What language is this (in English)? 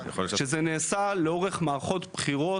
Hebrew